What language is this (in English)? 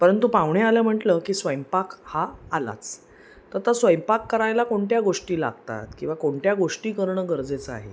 Marathi